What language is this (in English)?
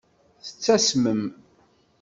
Kabyle